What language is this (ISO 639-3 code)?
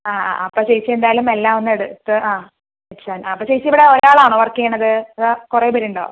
mal